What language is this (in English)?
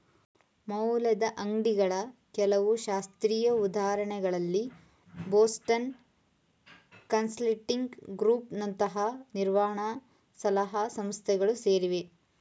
Kannada